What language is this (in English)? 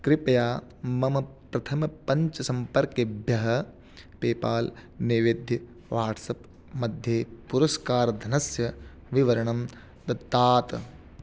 Sanskrit